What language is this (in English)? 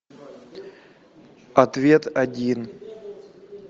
Russian